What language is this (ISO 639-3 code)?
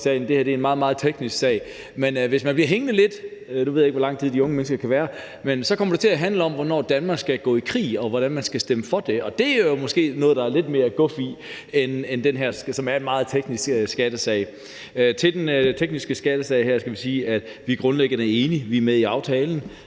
dan